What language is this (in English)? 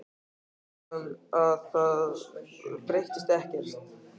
Icelandic